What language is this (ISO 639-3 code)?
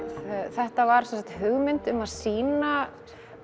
isl